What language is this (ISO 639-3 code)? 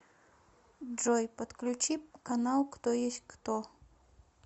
rus